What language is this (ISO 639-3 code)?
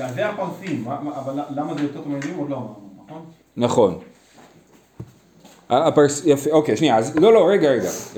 heb